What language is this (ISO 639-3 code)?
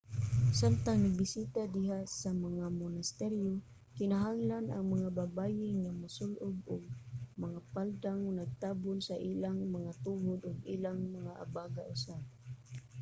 ceb